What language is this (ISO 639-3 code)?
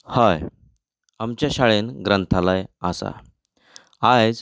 kok